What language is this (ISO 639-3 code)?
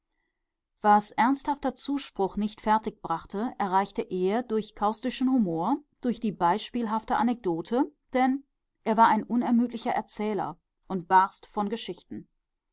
deu